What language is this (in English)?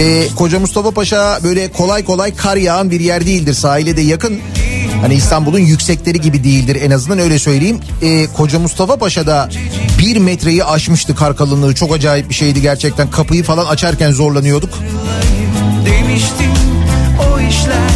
Turkish